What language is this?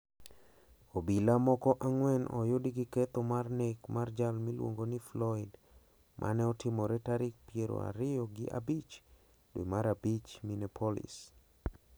Luo (Kenya and Tanzania)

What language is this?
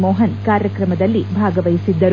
Kannada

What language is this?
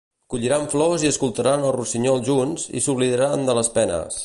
Catalan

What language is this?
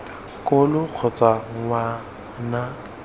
Tswana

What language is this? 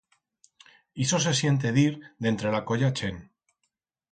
Aragonese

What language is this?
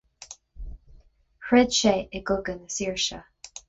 Irish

